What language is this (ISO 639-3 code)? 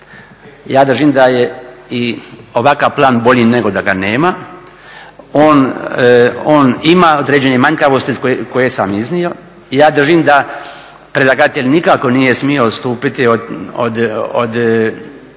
hrv